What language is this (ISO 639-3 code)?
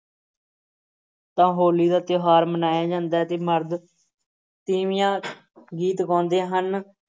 pan